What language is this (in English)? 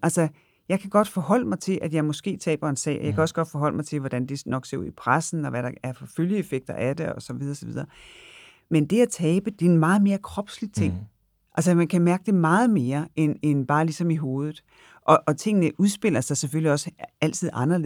Danish